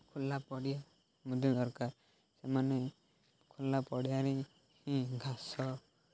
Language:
Odia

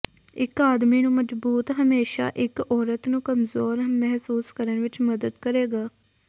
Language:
Punjabi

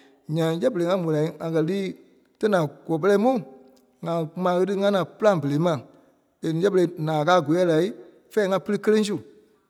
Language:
Kpelle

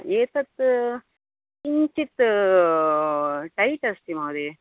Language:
Sanskrit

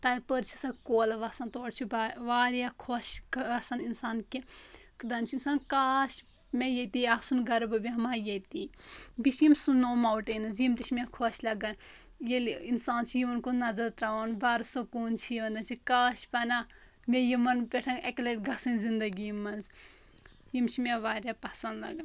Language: Kashmiri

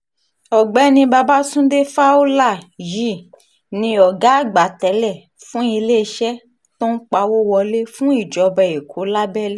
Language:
Yoruba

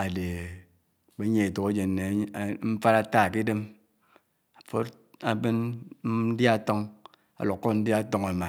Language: Anaang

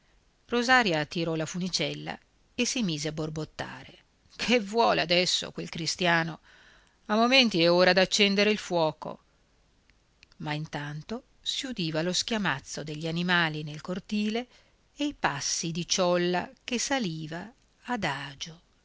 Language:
Italian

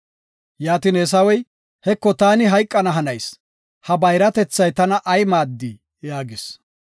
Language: Gofa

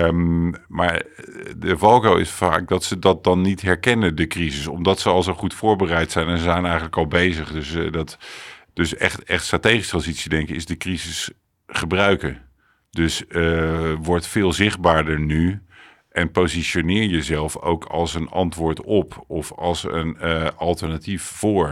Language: Dutch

